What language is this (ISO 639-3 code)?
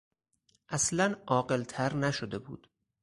fas